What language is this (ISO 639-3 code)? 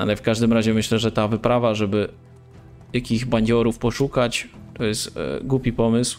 pol